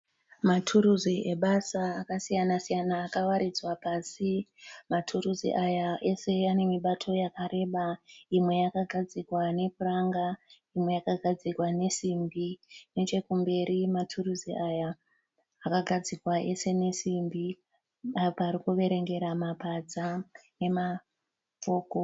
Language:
Shona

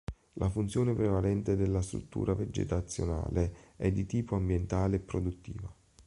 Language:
Italian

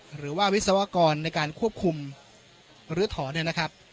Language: Thai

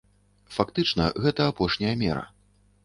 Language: Belarusian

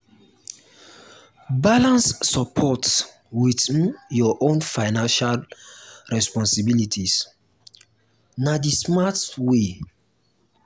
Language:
Nigerian Pidgin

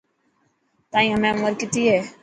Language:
Dhatki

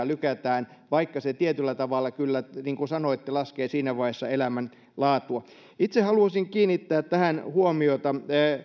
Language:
Finnish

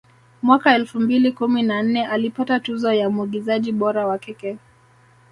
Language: Swahili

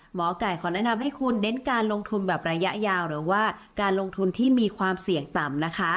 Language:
Thai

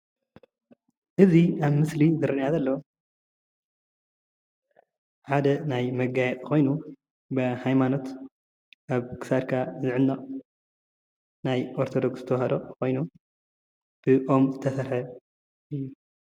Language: Tigrinya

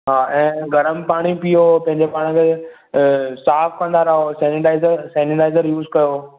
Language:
Sindhi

